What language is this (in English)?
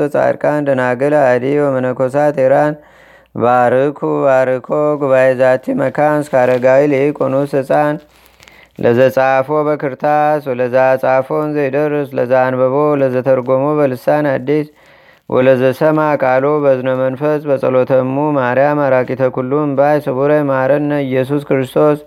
Amharic